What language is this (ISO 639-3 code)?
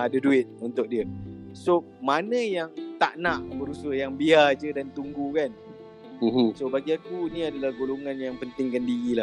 msa